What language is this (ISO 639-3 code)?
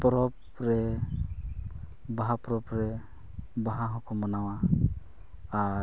sat